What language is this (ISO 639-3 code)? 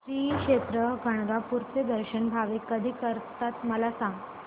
mar